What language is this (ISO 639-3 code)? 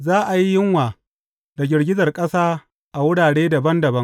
hau